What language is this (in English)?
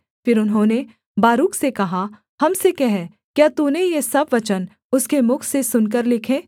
Hindi